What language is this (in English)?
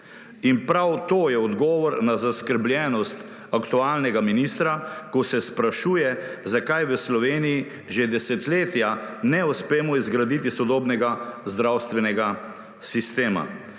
Slovenian